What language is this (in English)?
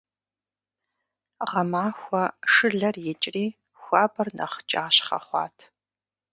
Kabardian